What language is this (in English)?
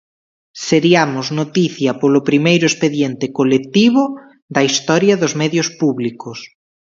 Galician